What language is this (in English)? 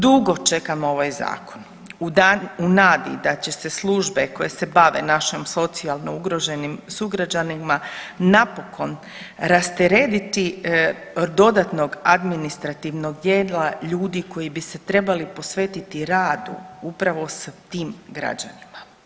Croatian